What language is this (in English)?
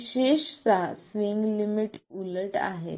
Marathi